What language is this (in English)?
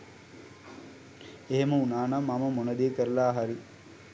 Sinhala